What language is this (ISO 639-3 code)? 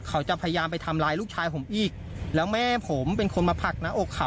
tha